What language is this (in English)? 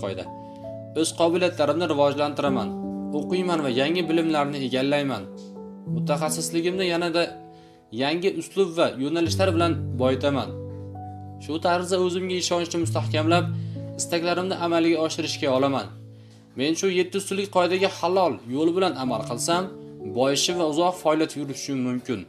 Turkish